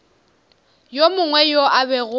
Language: Northern Sotho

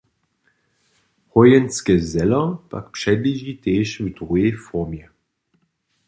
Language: Upper Sorbian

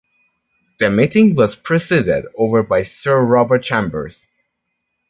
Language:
English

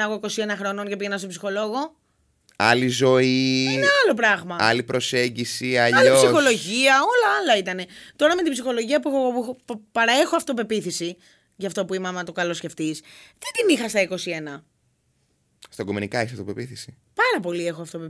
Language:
Greek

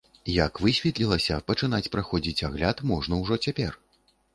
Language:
Belarusian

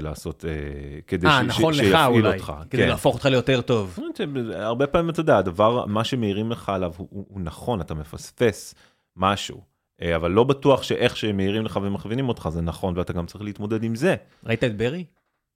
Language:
Hebrew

